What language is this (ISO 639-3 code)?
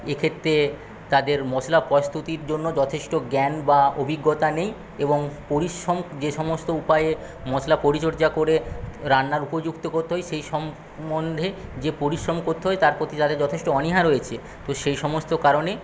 ben